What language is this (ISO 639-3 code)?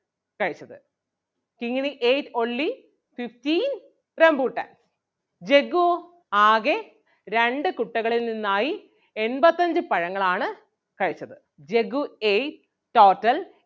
mal